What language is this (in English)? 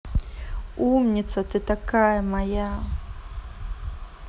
Russian